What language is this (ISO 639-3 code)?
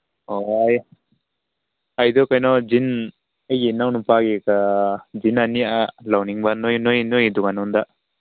mni